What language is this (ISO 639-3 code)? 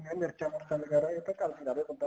pan